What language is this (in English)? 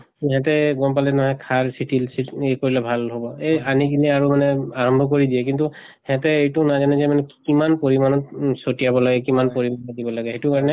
Assamese